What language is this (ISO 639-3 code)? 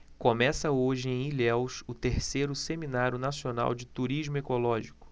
por